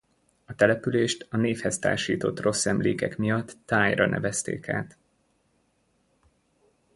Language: Hungarian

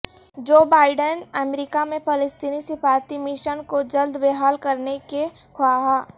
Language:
Urdu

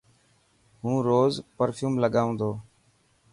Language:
Dhatki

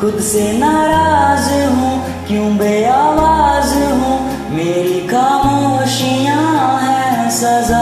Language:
Hindi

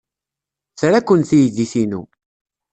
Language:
Kabyle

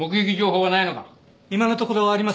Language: Japanese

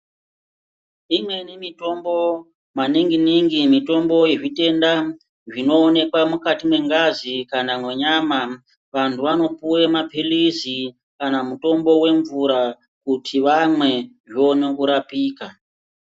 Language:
Ndau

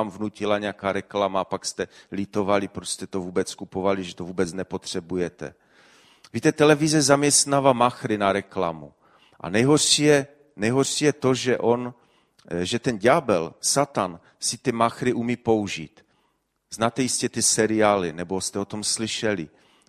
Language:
Czech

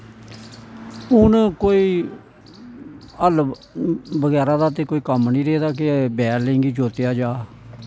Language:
Dogri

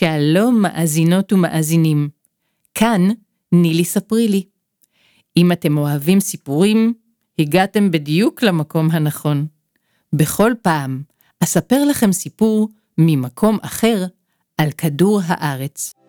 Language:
Hebrew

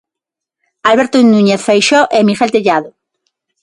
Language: Galician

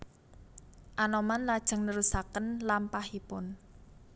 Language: Javanese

